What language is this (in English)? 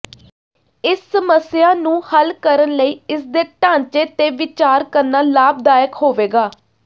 Punjabi